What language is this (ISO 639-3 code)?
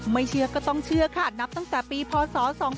tha